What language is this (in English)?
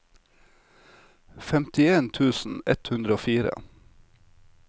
Norwegian